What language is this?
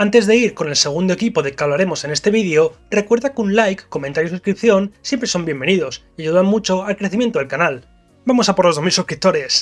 Spanish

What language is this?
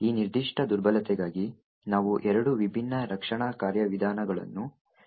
Kannada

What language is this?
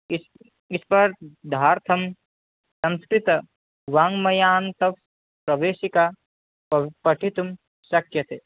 Sanskrit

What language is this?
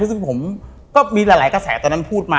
Thai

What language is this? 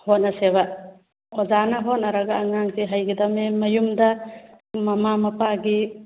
Manipuri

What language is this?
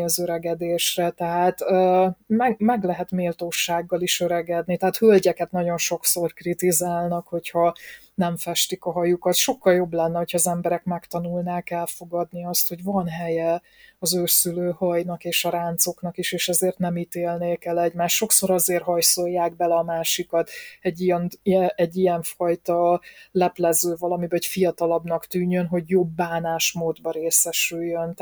Hungarian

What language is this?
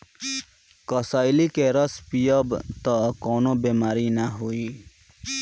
Bhojpuri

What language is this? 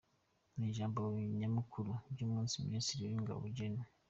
Kinyarwanda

